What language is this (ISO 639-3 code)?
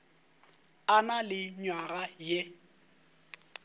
nso